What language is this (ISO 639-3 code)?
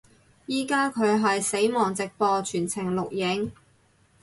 yue